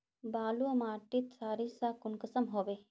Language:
Magahi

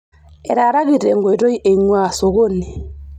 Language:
Masai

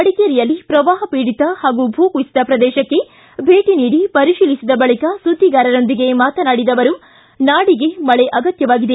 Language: Kannada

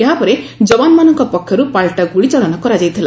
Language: Odia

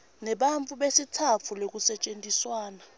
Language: Swati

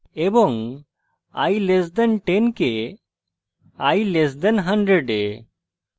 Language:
Bangla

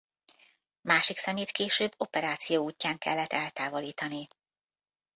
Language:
Hungarian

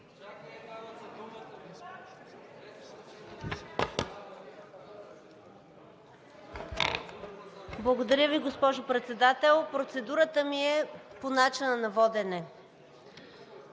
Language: Bulgarian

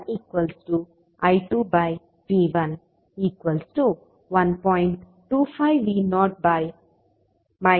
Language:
Kannada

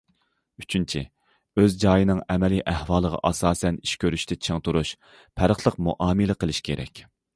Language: Uyghur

